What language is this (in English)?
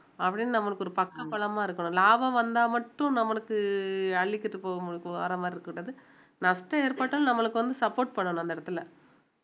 Tamil